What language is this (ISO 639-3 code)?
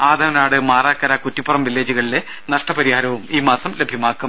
mal